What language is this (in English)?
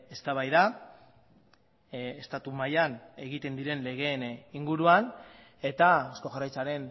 Basque